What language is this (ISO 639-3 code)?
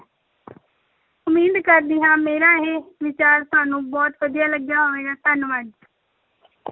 pan